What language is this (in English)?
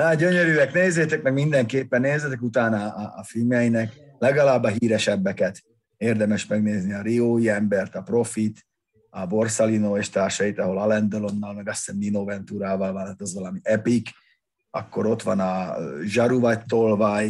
Hungarian